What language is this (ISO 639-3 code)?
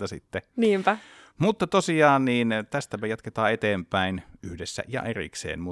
fin